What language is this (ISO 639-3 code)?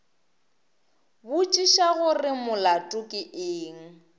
nso